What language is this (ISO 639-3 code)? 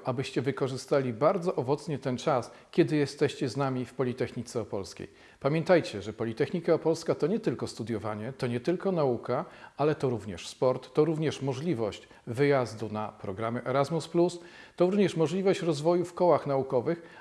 pol